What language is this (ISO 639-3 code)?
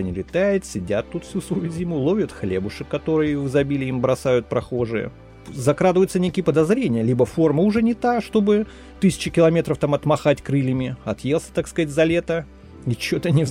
rus